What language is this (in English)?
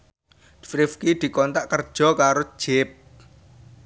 Javanese